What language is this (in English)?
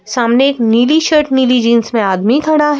Hindi